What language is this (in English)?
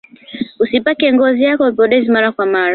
Swahili